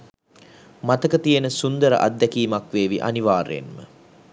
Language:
Sinhala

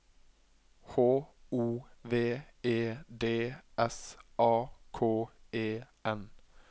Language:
Norwegian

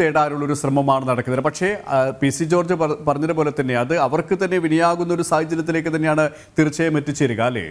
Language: Malayalam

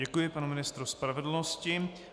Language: Czech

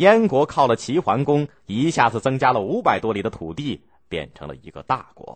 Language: Chinese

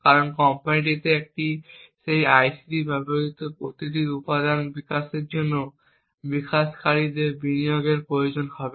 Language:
Bangla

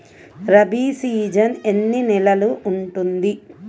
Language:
Telugu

